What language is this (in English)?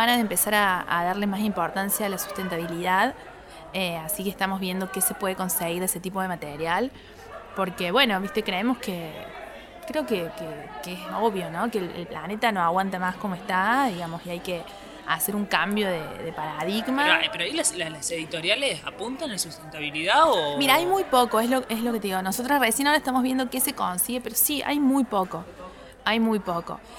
Spanish